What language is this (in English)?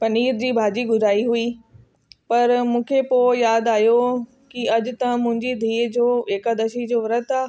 Sindhi